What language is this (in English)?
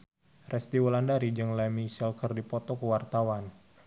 Sundanese